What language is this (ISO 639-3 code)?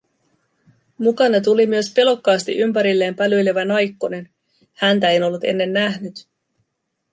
fin